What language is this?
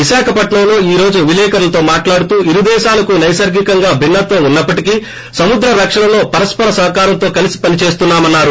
Telugu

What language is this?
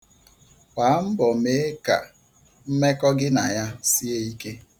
Igbo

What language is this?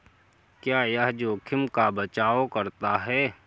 Hindi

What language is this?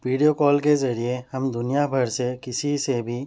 Urdu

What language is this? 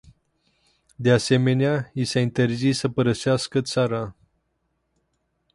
Romanian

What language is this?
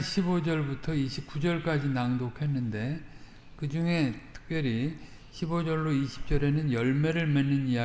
Korean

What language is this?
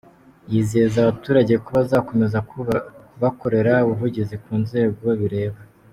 Kinyarwanda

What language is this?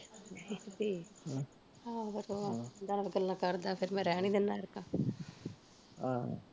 Punjabi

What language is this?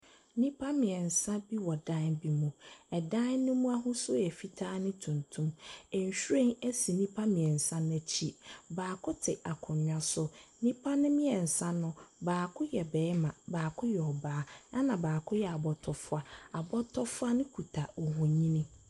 Akan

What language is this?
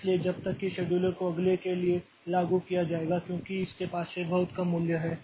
Hindi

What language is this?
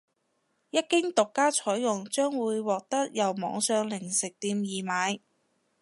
Cantonese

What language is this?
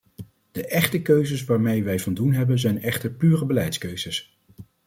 Dutch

